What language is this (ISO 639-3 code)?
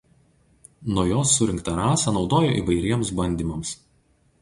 lit